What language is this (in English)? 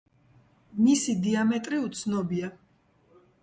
Georgian